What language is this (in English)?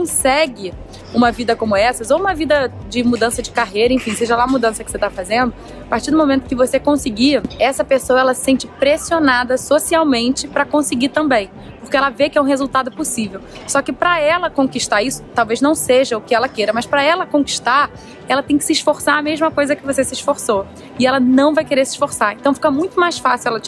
Portuguese